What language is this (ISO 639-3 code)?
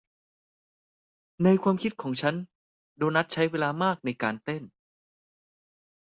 tha